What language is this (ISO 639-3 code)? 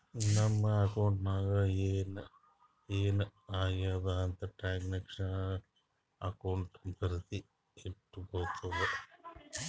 kan